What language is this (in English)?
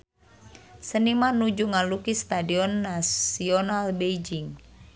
Sundanese